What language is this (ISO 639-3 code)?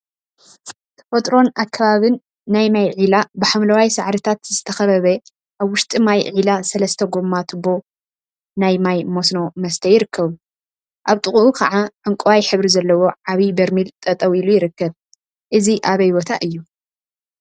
tir